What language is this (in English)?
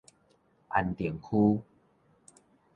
Min Nan Chinese